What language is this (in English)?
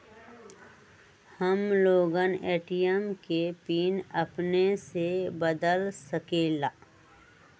Magahi